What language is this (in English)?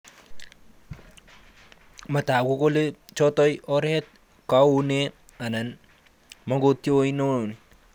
Kalenjin